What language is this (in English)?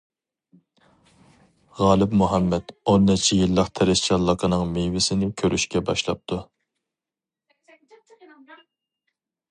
Uyghur